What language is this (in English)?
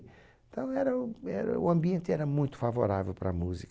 Portuguese